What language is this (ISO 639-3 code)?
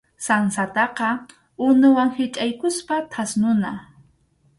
qxu